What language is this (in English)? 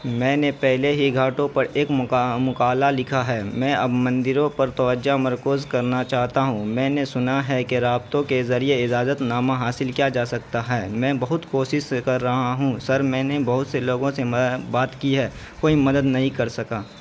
Urdu